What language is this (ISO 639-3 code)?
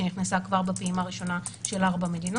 heb